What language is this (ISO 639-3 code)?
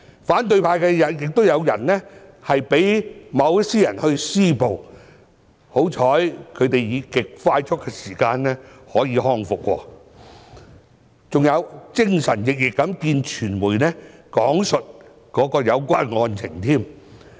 yue